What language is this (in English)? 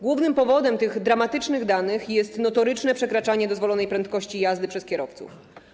Polish